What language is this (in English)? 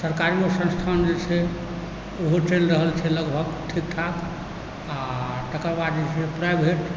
Maithili